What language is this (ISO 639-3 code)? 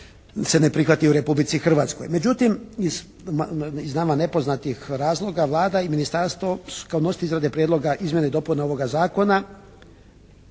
hrv